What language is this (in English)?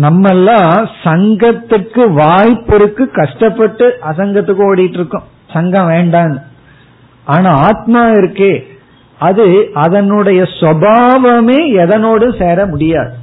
Tamil